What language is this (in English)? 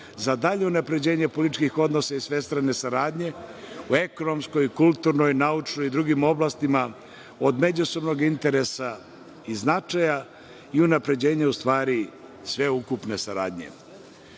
Serbian